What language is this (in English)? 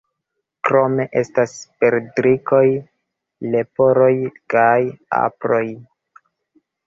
Esperanto